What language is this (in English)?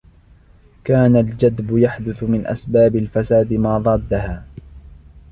Arabic